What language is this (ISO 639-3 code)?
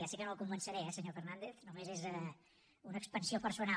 cat